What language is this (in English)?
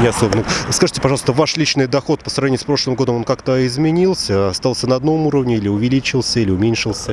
Russian